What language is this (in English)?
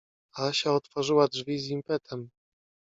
Polish